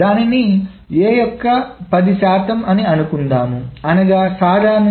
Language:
Telugu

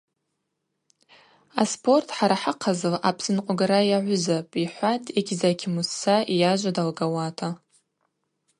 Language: Abaza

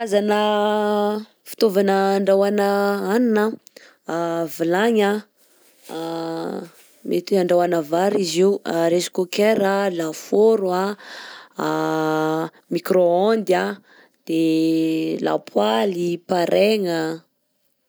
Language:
Southern Betsimisaraka Malagasy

